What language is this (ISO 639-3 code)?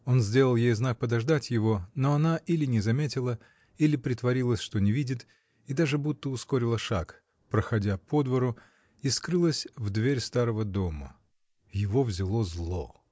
rus